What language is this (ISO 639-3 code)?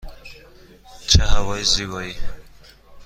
fas